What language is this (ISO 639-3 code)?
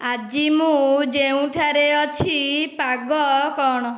ori